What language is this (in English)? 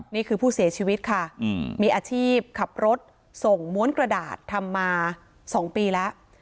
Thai